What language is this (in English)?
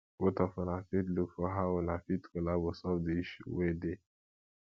Nigerian Pidgin